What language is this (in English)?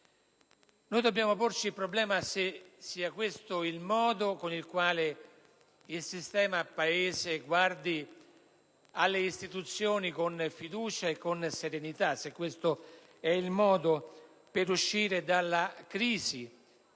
Italian